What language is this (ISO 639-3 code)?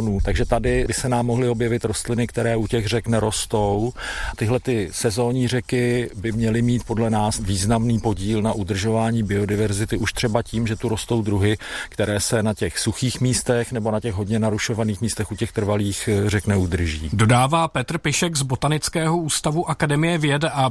ces